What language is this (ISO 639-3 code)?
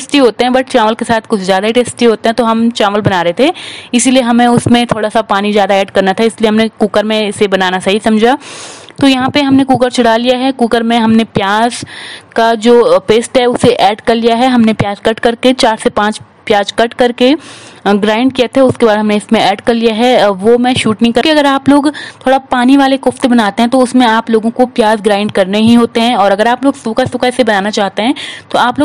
hin